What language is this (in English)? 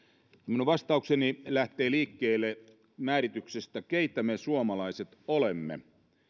Finnish